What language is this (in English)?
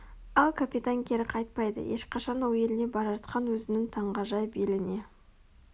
Kazakh